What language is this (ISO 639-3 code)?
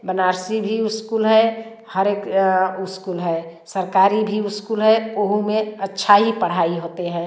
hin